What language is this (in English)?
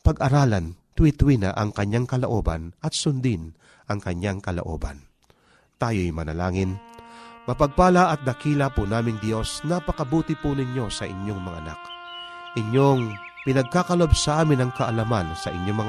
Filipino